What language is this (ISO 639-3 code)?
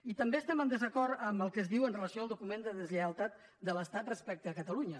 cat